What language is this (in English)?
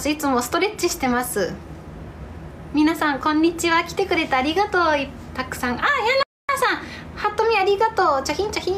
Japanese